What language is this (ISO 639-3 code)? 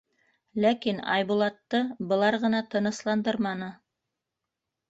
bak